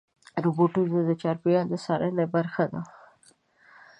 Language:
Pashto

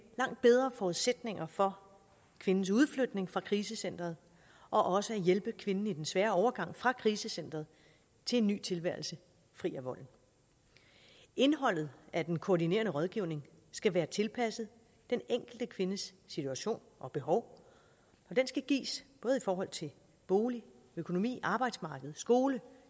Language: Danish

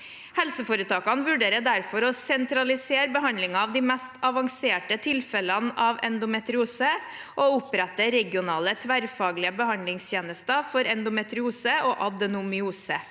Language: Norwegian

